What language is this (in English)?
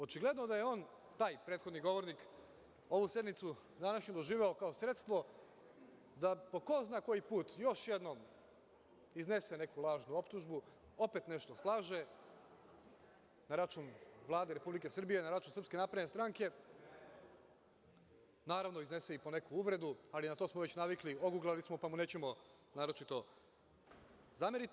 Serbian